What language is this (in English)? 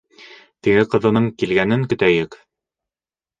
Bashkir